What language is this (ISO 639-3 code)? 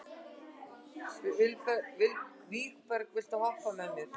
isl